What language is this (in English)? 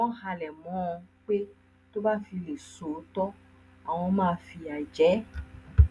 Yoruba